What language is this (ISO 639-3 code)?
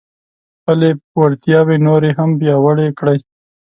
pus